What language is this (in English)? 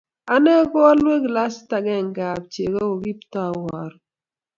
Kalenjin